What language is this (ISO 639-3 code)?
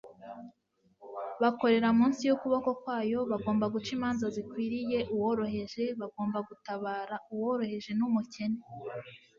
kin